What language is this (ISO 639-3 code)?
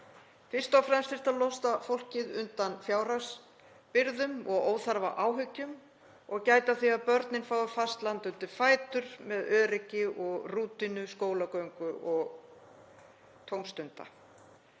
isl